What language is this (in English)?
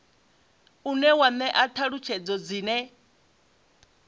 Venda